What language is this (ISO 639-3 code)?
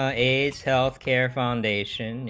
eng